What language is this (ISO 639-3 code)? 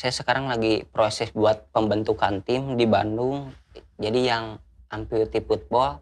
ind